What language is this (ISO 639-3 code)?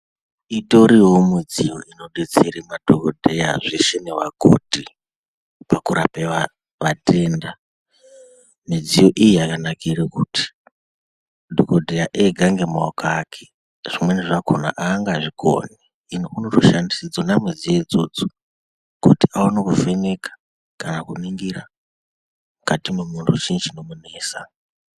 ndc